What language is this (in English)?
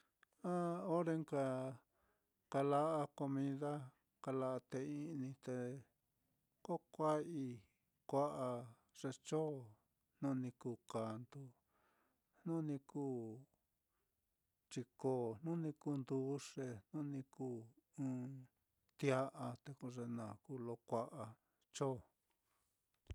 Mitlatongo Mixtec